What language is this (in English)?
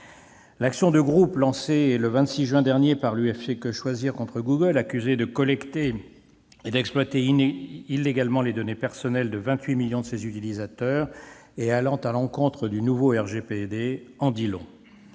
French